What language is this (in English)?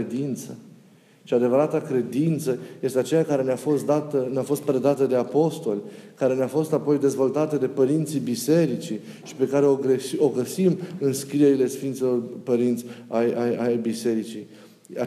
Romanian